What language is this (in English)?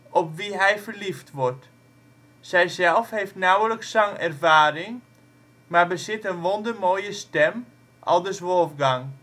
Dutch